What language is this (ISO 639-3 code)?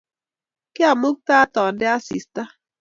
kln